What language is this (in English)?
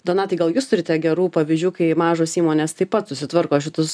Lithuanian